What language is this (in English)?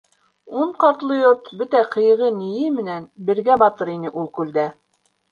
Bashkir